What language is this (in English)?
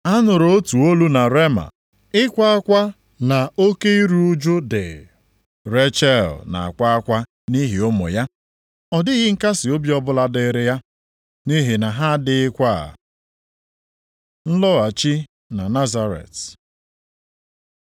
Igbo